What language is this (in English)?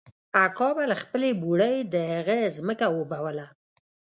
Pashto